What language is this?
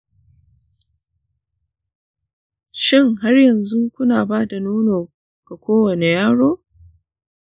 Hausa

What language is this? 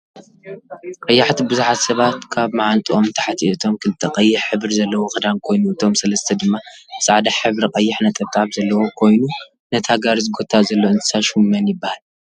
Tigrinya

